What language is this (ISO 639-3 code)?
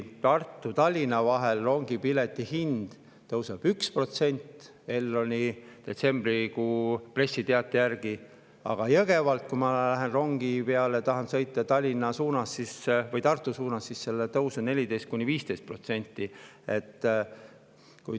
est